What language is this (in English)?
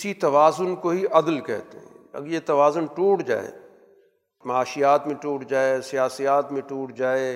Urdu